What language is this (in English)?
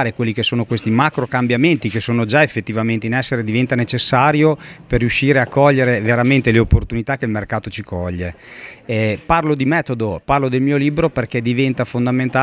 Italian